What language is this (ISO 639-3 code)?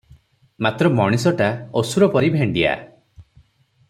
ori